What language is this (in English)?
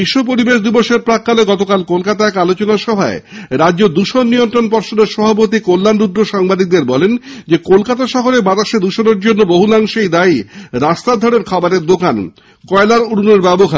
Bangla